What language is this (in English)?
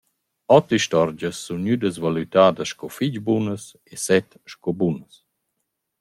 Romansh